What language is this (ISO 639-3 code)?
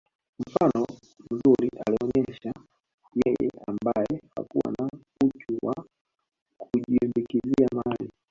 swa